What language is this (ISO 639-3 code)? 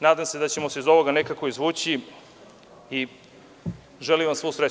srp